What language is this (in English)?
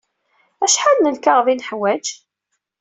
Kabyle